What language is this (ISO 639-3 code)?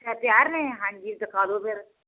pan